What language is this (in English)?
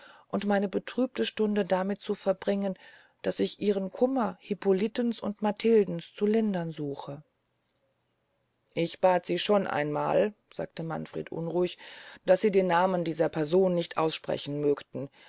German